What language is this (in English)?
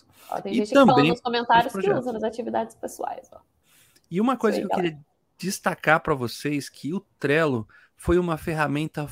Portuguese